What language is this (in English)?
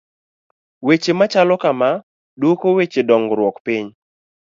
Luo (Kenya and Tanzania)